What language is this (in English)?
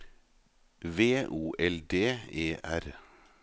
Norwegian